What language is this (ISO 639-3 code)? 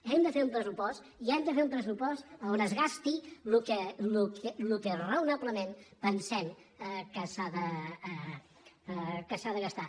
cat